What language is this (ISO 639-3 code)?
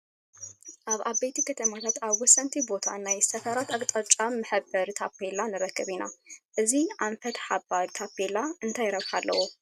tir